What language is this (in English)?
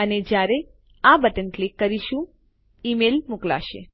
Gujarati